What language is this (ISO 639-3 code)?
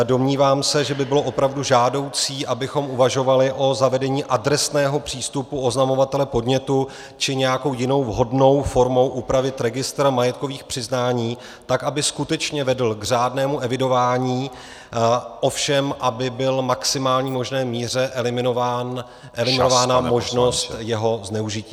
ces